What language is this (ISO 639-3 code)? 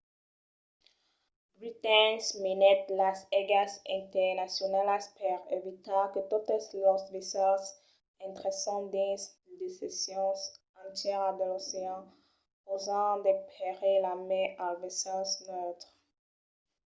oci